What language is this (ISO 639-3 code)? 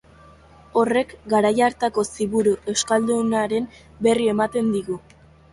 eus